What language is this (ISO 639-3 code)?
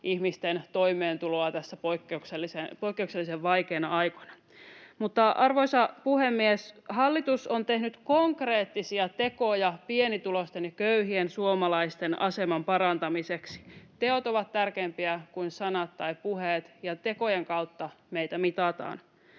fin